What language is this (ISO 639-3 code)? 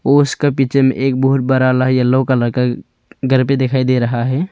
hin